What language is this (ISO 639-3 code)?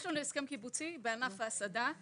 heb